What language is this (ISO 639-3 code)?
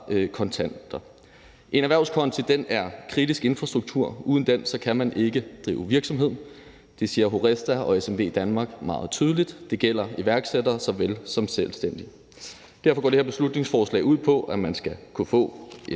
dan